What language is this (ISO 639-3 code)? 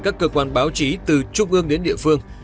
vie